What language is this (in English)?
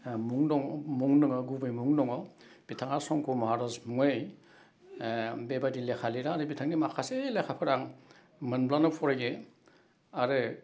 Bodo